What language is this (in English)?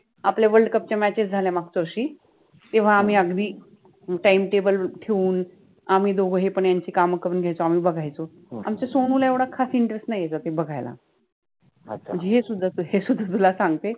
Marathi